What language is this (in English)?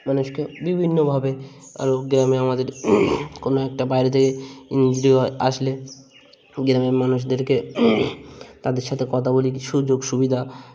Bangla